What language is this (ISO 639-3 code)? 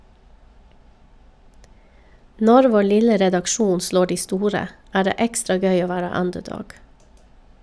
nor